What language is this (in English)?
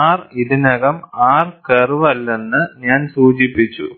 Malayalam